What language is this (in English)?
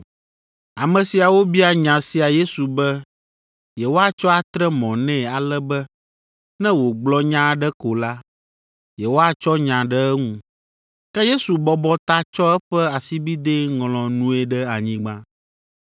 Ewe